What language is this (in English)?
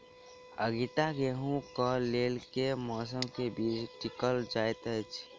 Maithili